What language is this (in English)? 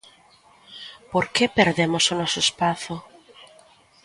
Galician